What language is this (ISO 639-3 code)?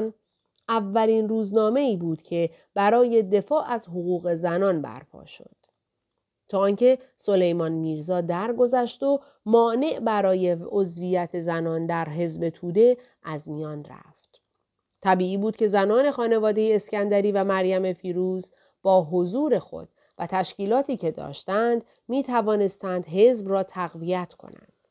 fas